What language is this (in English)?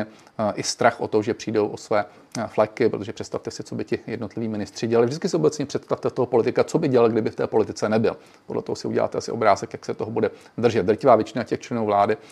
Czech